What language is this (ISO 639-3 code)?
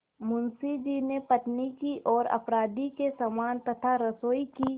hin